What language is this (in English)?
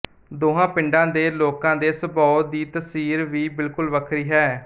Punjabi